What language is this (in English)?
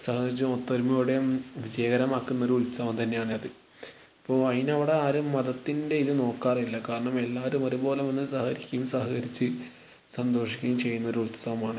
Malayalam